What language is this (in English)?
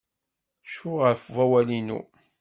Kabyle